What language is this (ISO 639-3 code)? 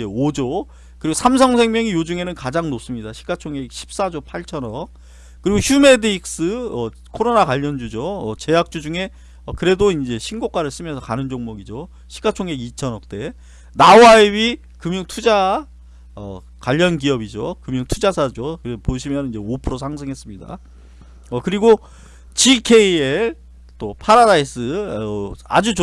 kor